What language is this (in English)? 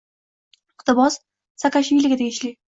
Uzbek